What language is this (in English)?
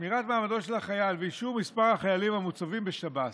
Hebrew